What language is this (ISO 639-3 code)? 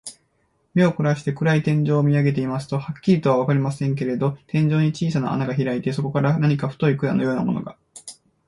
jpn